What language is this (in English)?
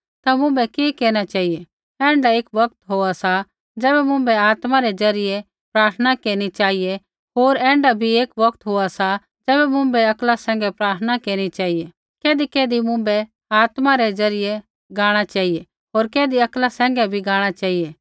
Kullu Pahari